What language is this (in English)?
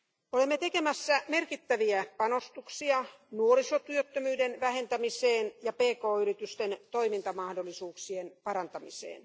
Finnish